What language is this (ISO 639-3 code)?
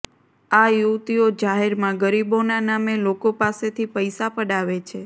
guj